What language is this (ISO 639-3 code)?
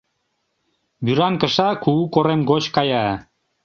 chm